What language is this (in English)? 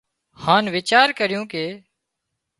Wadiyara Koli